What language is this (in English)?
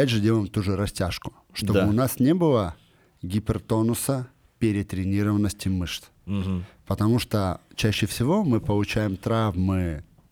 Russian